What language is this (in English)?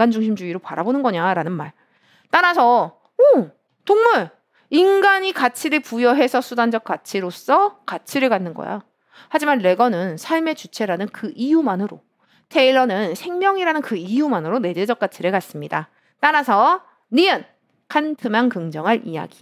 Korean